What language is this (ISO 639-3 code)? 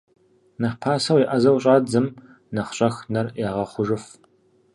kbd